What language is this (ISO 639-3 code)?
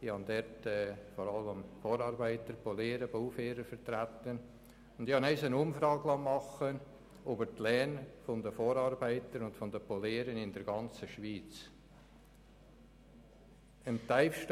gsw